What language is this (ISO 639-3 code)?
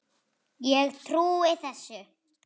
isl